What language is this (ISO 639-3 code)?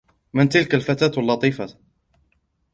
ara